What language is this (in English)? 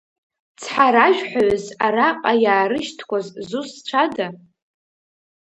Abkhazian